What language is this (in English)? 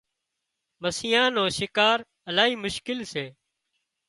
Wadiyara Koli